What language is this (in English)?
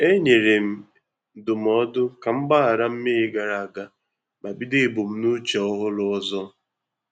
Igbo